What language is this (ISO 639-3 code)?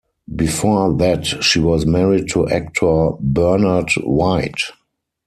eng